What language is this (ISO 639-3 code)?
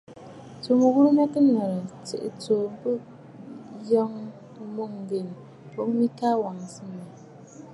bfd